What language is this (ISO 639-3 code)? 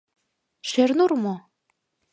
chm